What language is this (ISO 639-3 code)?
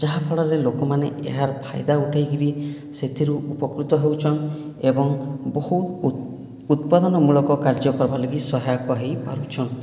ori